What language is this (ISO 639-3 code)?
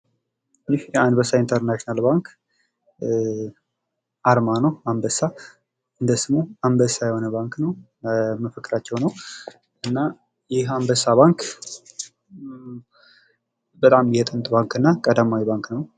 amh